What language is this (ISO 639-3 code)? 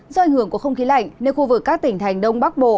vie